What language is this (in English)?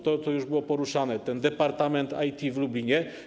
Polish